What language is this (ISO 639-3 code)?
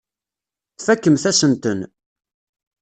kab